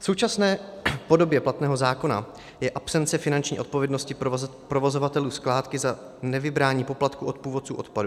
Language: Czech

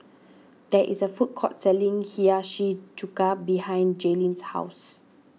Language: English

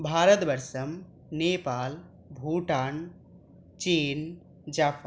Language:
Sanskrit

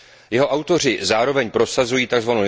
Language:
Czech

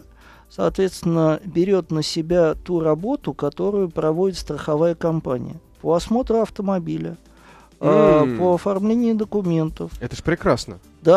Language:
Russian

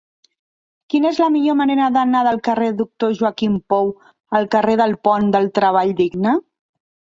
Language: Catalan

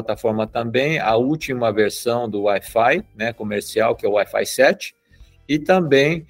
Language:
Portuguese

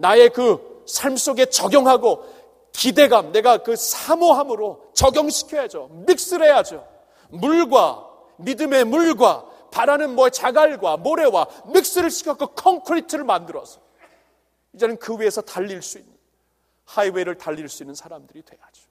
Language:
Korean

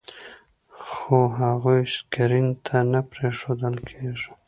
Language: Pashto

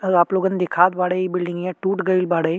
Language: Bhojpuri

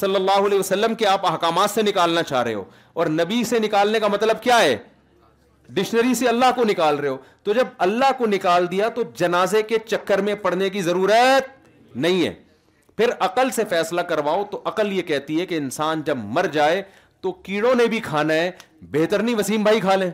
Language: Urdu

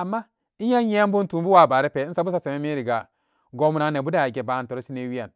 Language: Samba Daka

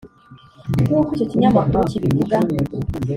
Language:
Kinyarwanda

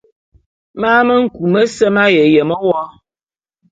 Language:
Bulu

